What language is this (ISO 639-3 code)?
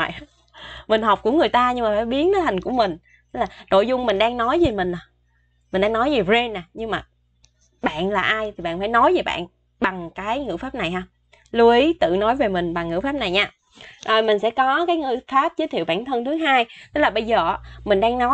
vie